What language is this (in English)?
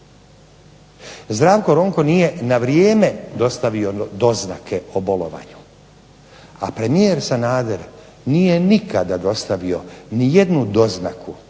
Croatian